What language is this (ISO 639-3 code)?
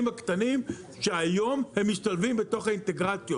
heb